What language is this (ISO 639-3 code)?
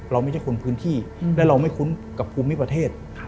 tha